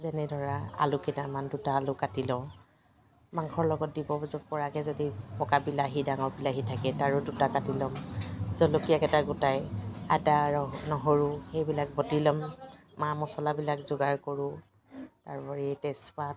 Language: Assamese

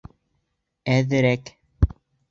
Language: Bashkir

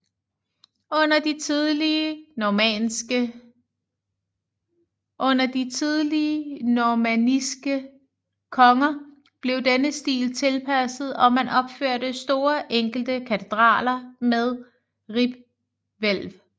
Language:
Danish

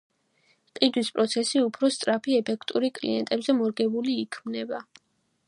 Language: Georgian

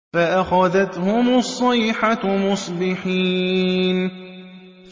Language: Arabic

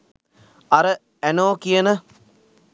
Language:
Sinhala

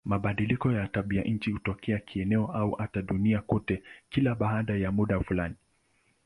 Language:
Swahili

